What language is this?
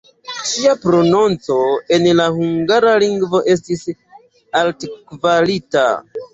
Esperanto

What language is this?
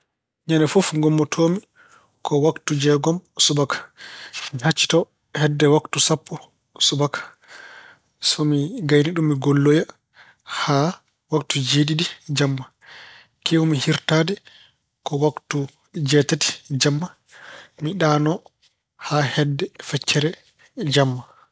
Fula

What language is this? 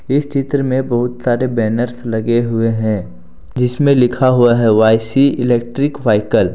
Hindi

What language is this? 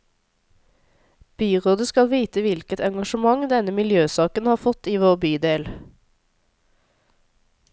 Norwegian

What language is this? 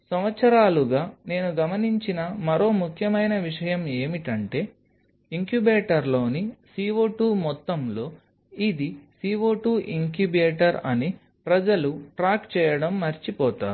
Telugu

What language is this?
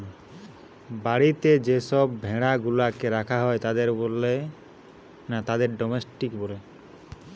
Bangla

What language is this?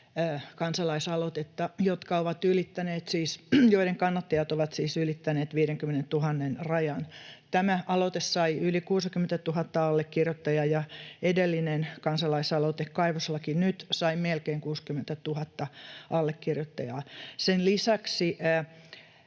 Finnish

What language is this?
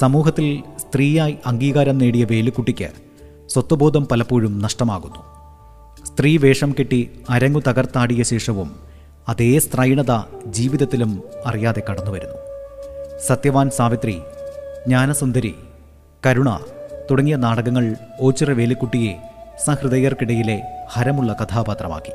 Malayalam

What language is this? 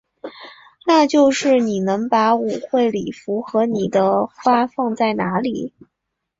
Chinese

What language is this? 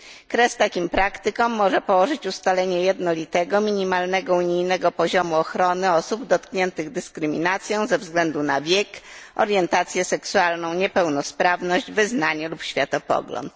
Polish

